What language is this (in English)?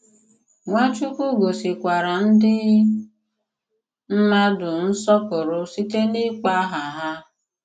Igbo